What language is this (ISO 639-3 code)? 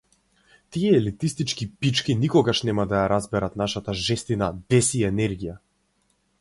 mkd